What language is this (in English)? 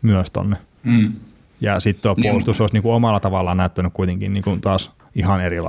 Finnish